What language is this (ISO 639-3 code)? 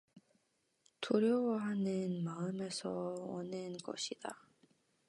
kor